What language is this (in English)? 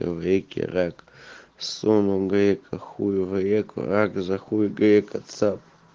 Russian